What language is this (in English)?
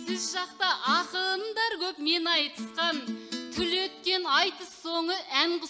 Turkish